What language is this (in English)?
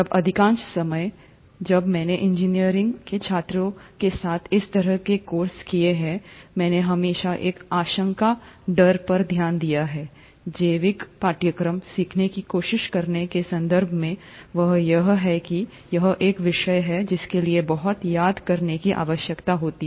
Hindi